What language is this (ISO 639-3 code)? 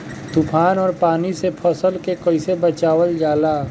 bho